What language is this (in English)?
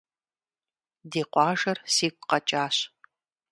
Kabardian